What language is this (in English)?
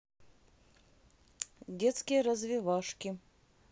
Russian